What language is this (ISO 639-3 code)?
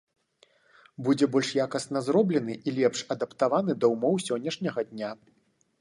bel